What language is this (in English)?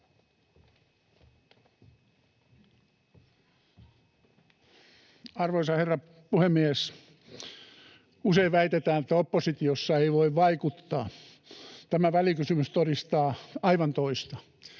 Finnish